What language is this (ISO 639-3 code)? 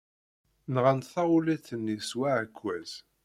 kab